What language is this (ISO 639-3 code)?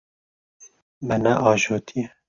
kur